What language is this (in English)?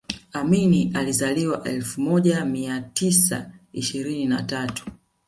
Swahili